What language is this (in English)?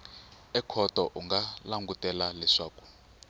Tsonga